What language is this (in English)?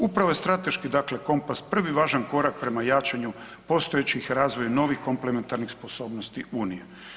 Croatian